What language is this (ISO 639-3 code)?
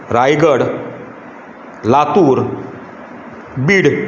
kok